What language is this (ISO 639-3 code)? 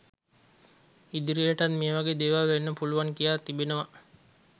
sin